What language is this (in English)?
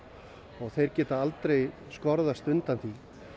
Icelandic